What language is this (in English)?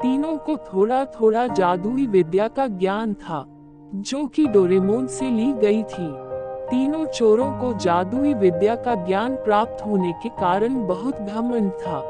Hindi